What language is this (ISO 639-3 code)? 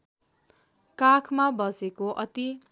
nep